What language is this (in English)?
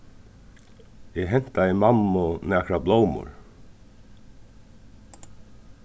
Faroese